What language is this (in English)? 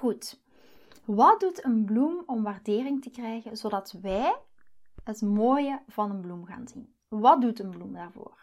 Dutch